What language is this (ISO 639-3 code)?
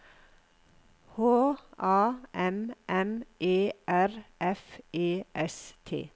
nor